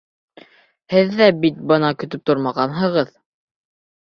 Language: Bashkir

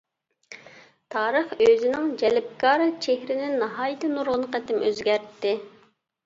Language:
Uyghur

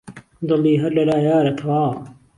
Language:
Central Kurdish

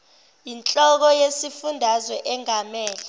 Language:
Zulu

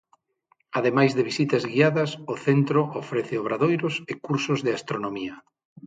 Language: Galician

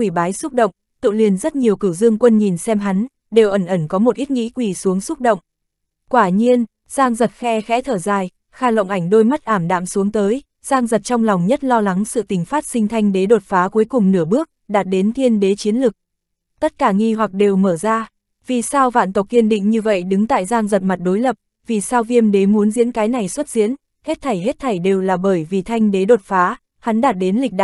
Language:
Vietnamese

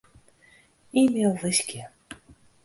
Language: Western Frisian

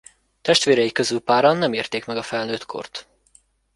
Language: Hungarian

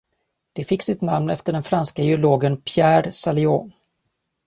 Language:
Swedish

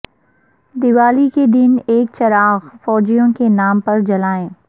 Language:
Urdu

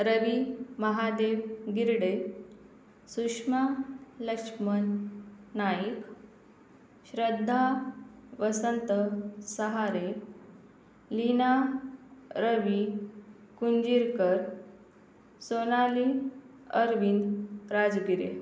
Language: Marathi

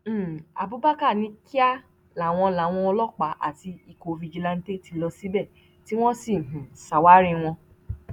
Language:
Yoruba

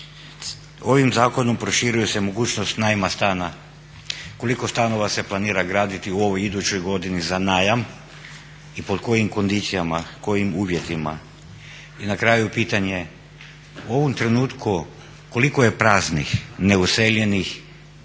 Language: Croatian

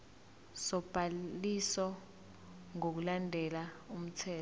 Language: Zulu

